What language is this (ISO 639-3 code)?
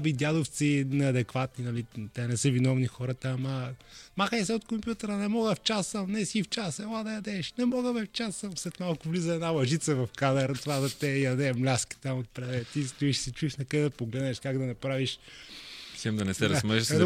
bul